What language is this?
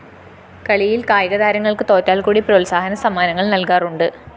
Malayalam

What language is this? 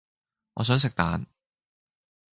Cantonese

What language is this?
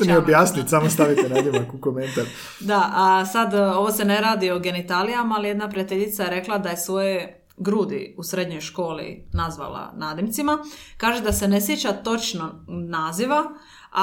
Croatian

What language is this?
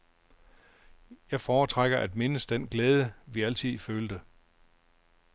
Danish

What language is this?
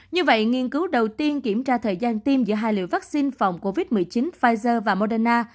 Vietnamese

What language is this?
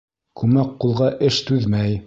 Bashkir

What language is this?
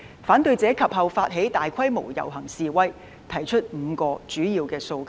Cantonese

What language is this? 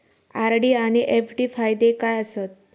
Marathi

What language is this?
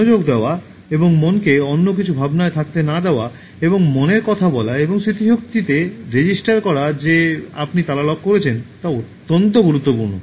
Bangla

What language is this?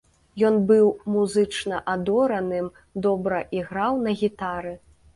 Belarusian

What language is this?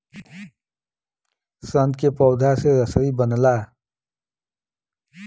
Bhojpuri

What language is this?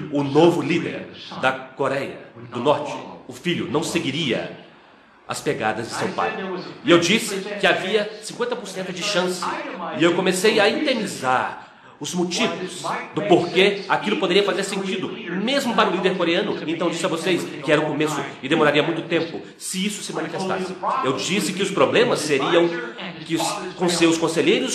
Portuguese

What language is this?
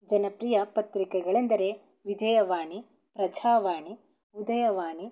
Kannada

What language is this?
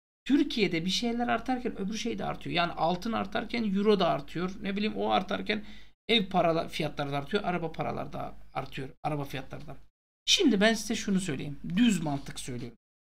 Turkish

